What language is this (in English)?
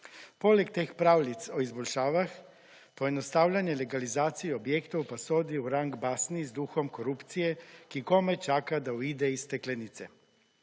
Slovenian